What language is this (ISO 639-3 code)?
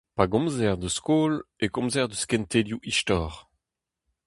bre